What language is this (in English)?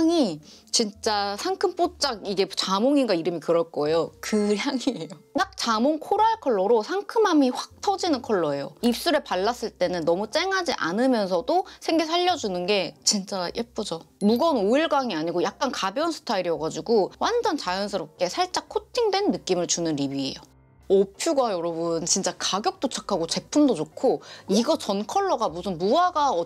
Korean